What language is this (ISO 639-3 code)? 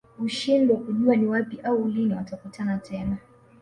swa